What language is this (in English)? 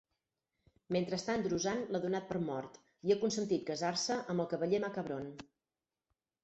Catalan